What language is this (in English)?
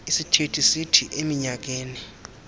Xhosa